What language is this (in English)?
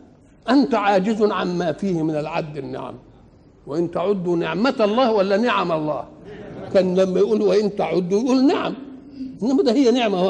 Arabic